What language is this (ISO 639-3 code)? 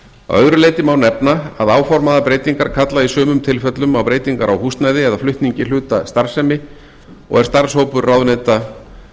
isl